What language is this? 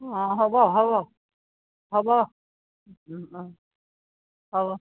Assamese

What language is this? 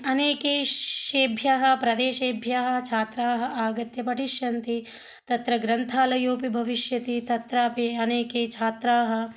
Sanskrit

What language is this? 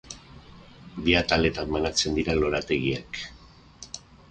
Basque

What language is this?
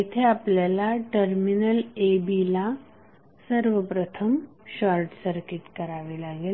Marathi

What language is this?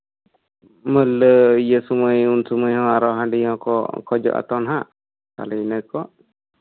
Santali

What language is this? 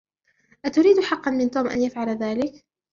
Arabic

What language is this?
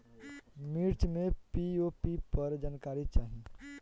Bhojpuri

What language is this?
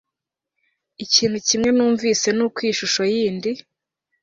Kinyarwanda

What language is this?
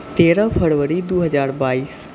Maithili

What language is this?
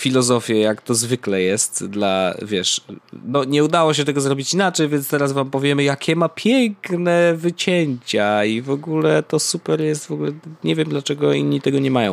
Polish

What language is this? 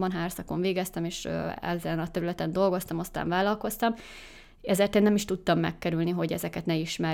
Hungarian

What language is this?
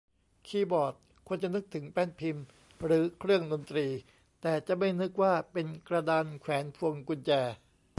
Thai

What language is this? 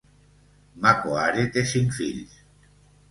Catalan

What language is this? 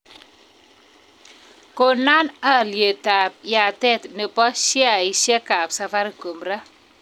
Kalenjin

